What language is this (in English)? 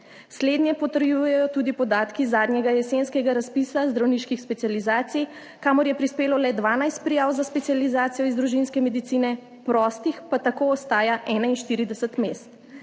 Slovenian